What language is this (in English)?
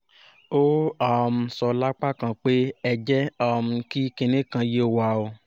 Yoruba